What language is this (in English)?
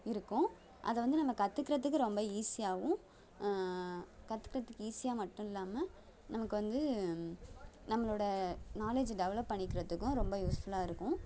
Tamil